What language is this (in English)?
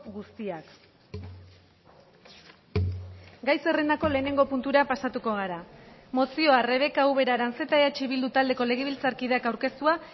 Basque